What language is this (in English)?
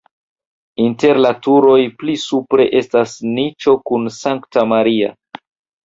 Esperanto